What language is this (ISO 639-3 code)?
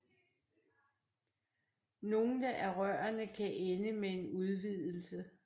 dan